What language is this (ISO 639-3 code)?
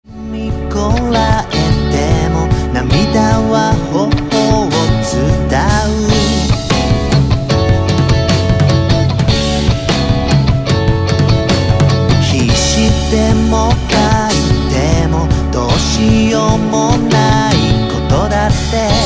ron